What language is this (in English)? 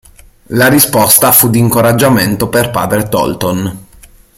Italian